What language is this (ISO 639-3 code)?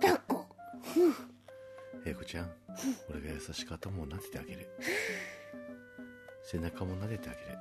jpn